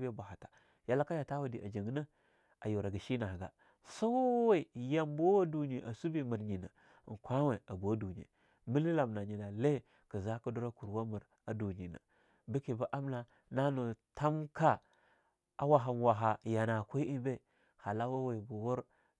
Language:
Longuda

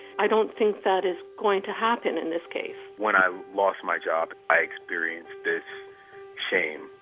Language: English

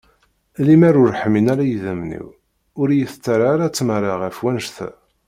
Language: Kabyle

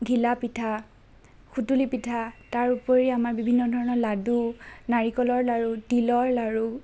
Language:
Assamese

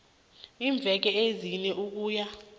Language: South Ndebele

